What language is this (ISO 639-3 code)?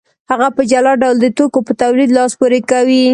pus